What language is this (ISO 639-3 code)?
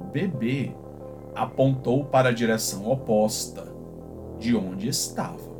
por